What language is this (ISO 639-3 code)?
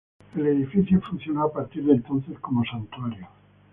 spa